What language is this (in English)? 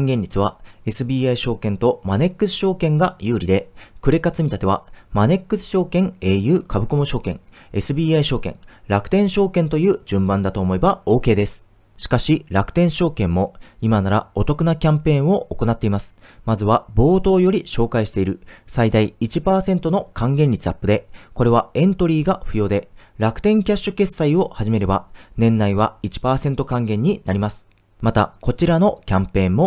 Japanese